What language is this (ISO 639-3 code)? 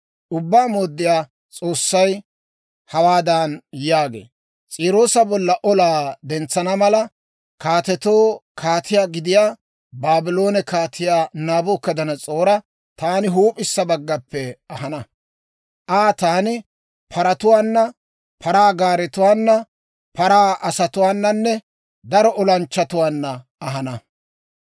dwr